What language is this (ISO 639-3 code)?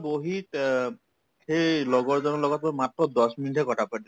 asm